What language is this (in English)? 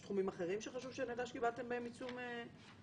Hebrew